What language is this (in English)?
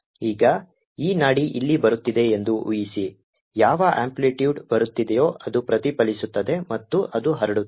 Kannada